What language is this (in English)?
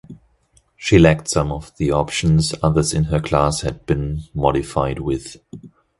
English